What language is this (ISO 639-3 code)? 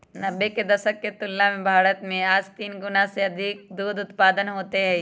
mag